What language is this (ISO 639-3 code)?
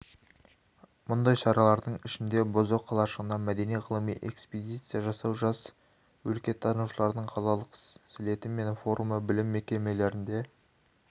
kaz